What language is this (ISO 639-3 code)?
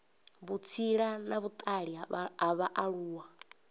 ven